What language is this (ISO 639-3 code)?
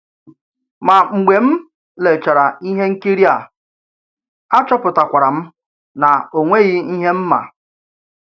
ibo